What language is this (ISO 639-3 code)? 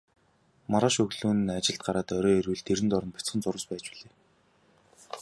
mon